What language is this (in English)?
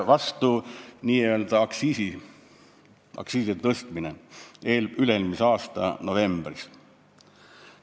Estonian